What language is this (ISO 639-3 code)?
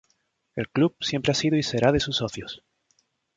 spa